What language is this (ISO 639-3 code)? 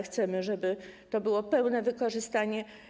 pol